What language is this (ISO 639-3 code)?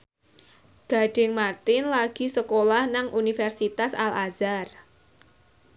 jav